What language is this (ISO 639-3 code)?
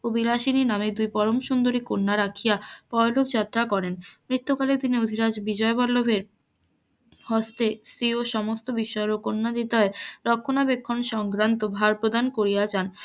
ben